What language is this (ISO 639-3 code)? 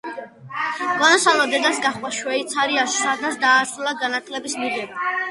kat